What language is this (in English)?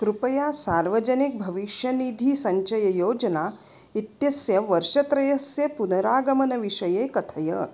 Sanskrit